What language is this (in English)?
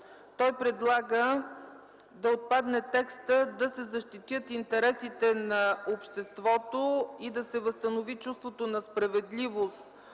Bulgarian